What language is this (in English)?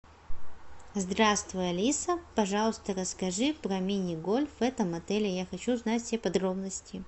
Russian